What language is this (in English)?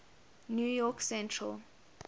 English